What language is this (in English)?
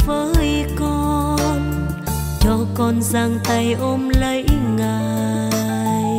Vietnamese